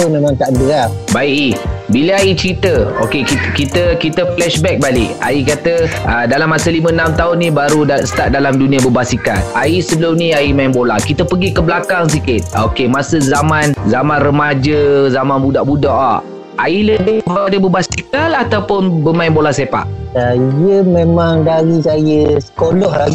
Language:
Malay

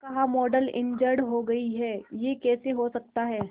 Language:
Hindi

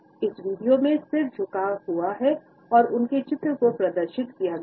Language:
Hindi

